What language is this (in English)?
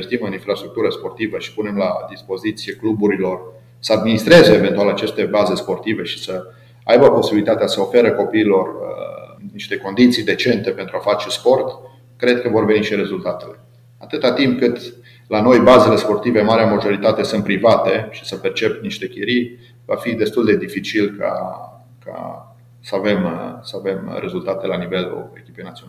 Romanian